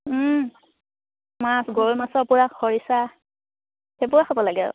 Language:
Assamese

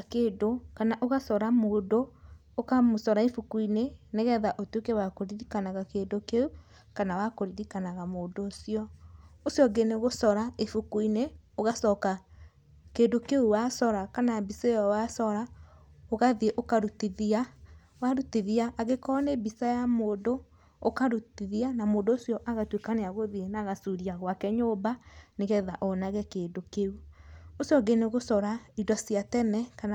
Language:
Kikuyu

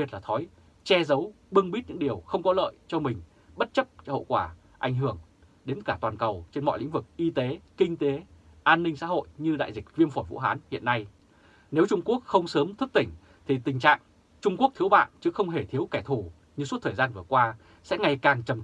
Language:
Vietnamese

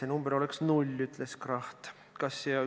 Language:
Estonian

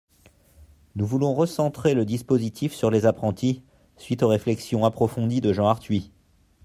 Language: French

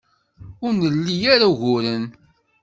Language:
Kabyle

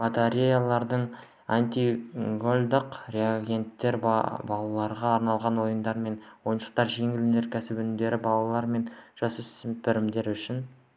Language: Kazakh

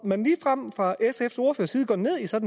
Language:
Danish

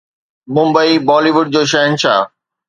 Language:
Sindhi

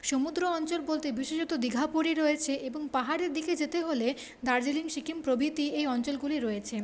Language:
Bangla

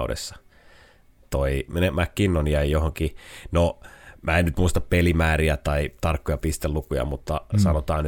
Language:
Finnish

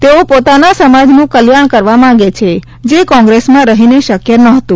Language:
Gujarati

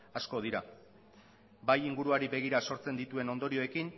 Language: Basque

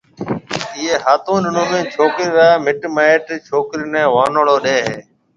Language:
Marwari (Pakistan)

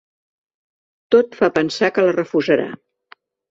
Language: Catalan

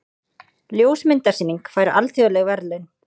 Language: Icelandic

